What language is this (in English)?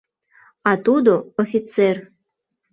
Mari